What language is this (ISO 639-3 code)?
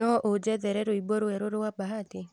kik